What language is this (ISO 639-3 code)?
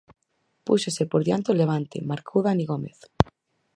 glg